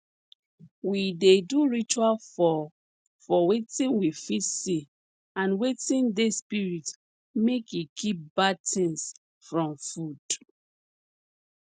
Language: Nigerian Pidgin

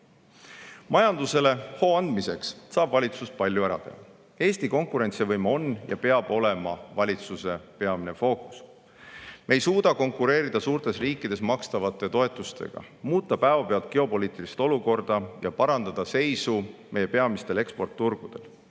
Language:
Estonian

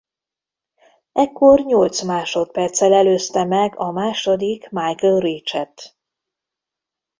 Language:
Hungarian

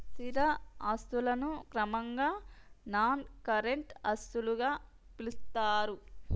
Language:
Telugu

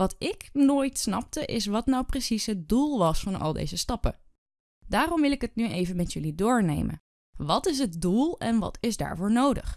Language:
Dutch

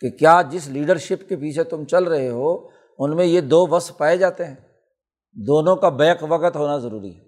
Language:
Urdu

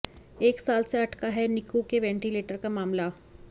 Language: Hindi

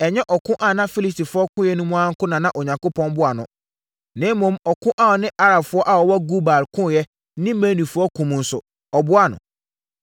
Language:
Akan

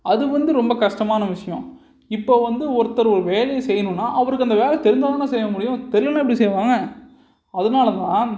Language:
Tamil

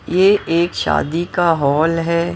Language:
Hindi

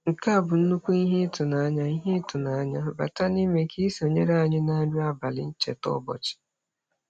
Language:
Igbo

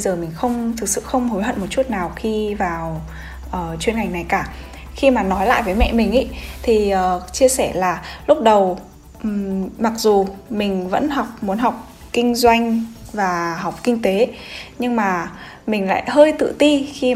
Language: Vietnamese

